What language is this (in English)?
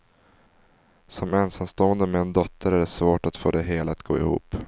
Swedish